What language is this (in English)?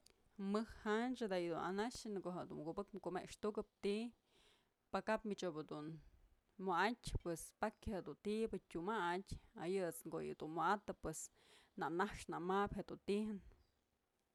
Mazatlán Mixe